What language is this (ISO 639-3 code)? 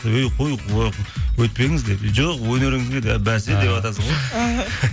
kaz